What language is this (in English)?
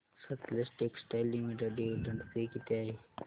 Marathi